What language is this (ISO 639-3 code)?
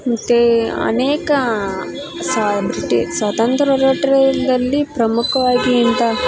kan